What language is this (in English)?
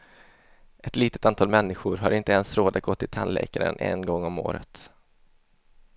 Swedish